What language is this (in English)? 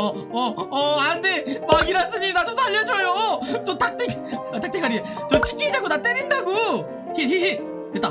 Korean